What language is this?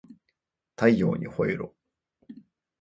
Japanese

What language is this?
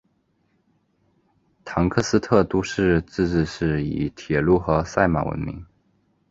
Chinese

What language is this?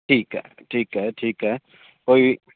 Sindhi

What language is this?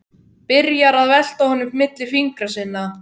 Icelandic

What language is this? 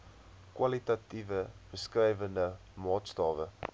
Afrikaans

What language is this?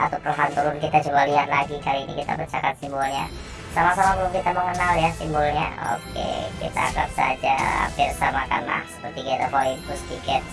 Indonesian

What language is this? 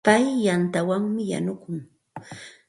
Santa Ana de Tusi Pasco Quechua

